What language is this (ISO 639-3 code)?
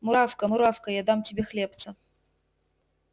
rus